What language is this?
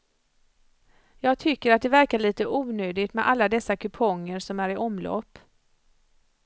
Swedish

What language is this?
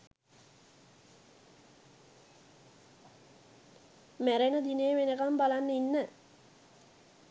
Sinhala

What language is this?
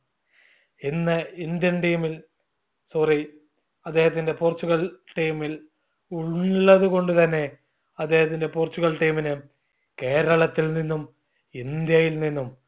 Malayalam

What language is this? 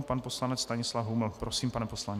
Czech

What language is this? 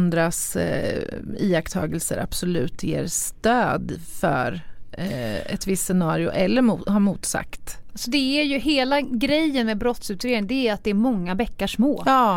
Swedish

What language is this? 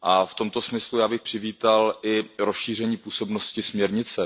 Czech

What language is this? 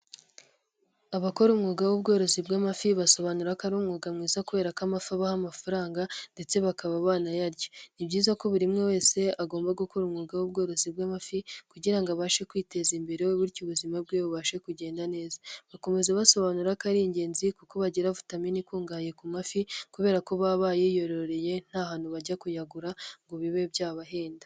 Kinyarwanda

